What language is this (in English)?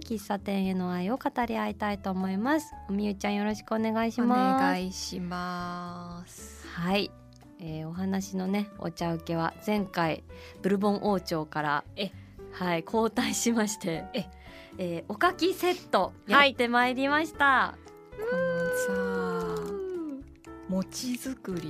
Japanese